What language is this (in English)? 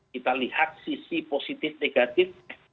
Indonesian